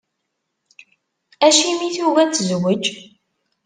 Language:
Kabyle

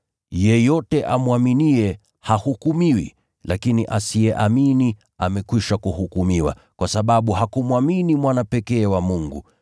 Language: Swahili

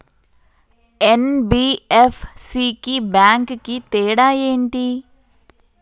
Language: Telugu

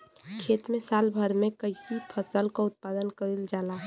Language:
Bhojpuri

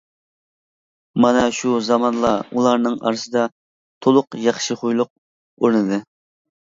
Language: Uyghur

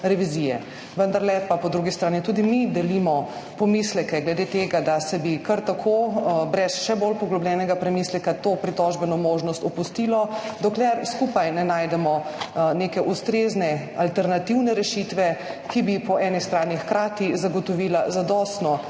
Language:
Slovenian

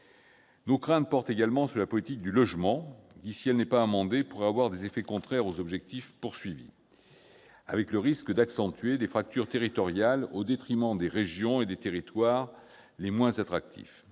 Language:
French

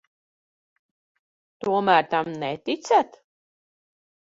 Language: Latvian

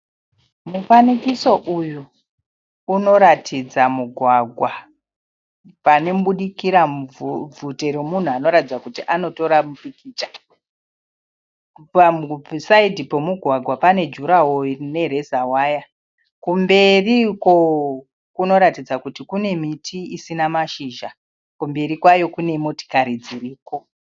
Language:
Shona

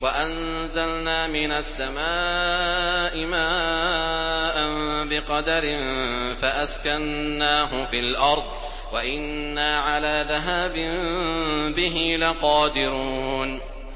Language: Arabic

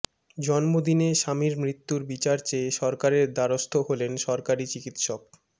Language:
Bangla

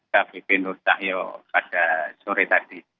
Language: Indonesian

